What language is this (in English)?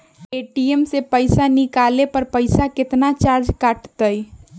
Magahi